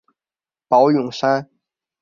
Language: Chinese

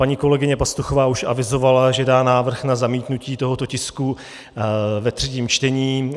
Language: Czech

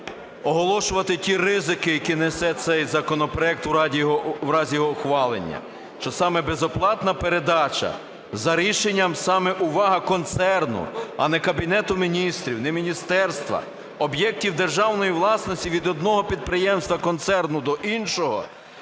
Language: Ukrainian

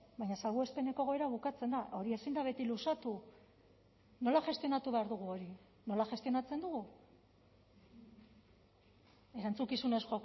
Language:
Basque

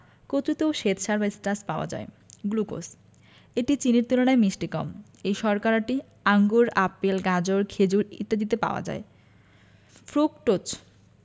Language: Bangla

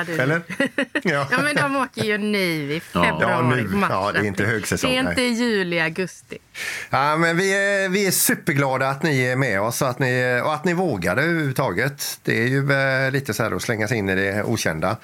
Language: Swedish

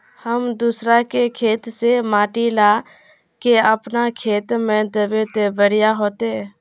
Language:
Magahi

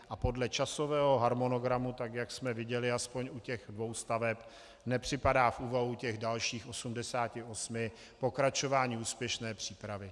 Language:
Czech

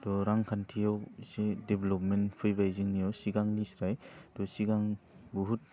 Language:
Bodo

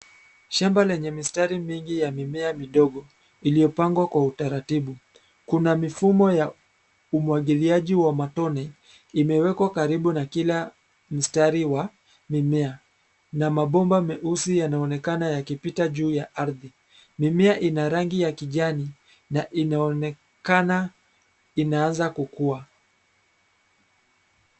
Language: Swahili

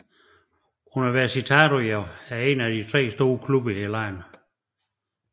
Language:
Danish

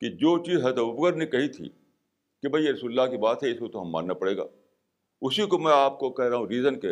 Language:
Urdu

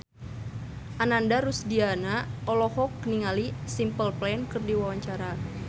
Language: Sundanese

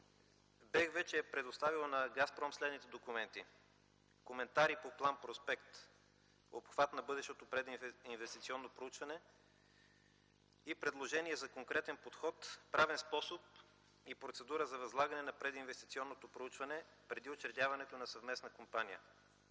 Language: Bulgarian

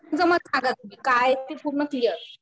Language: Marathi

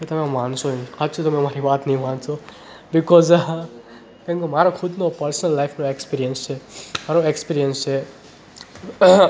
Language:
Gujarati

